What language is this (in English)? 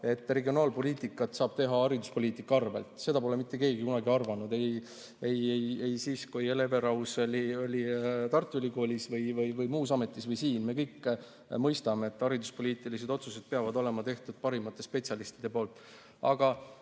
Estonian